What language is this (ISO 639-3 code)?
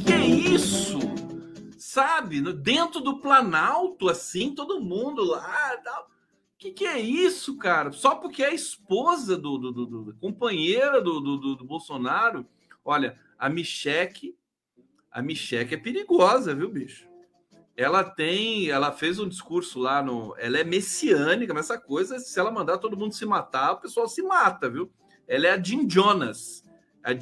por